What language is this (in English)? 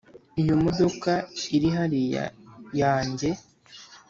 Kinyarwanda